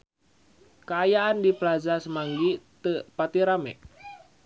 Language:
Sundanese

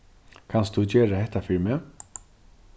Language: Faroese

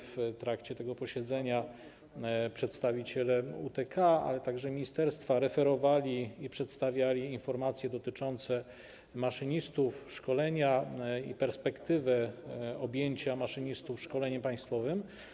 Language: Polish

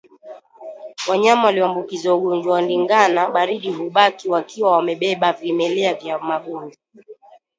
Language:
Swahili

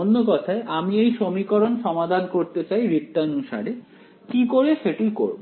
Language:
Bangla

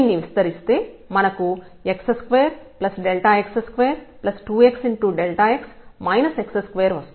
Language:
Telugu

